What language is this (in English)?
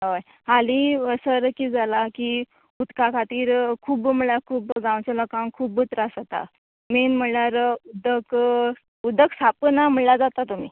Konkani